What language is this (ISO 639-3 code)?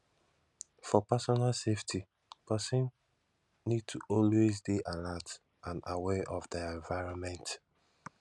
pcm